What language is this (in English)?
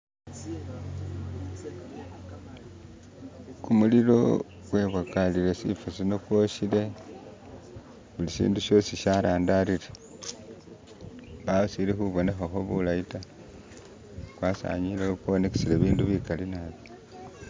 Masaaba